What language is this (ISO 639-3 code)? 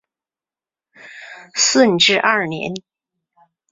zho